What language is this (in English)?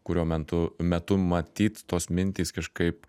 Lithuanian